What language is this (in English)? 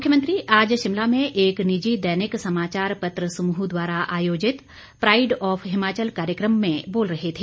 Hindi